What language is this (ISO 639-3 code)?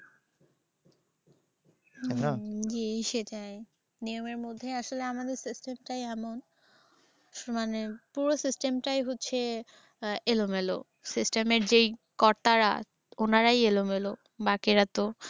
ben